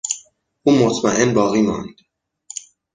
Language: Persian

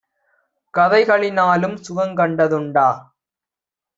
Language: Tamil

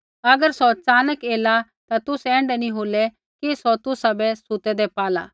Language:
Kullu Pahari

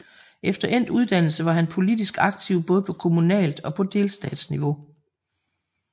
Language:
Danish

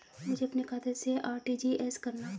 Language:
Hindi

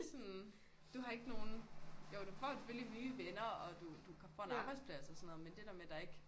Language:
Danish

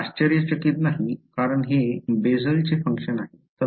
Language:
Marathi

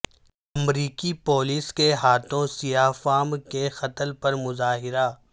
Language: Urdu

